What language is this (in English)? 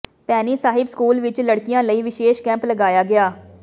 Punjabi